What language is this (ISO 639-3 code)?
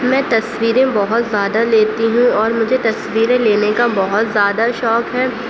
urd